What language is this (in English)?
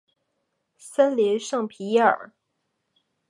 Chinese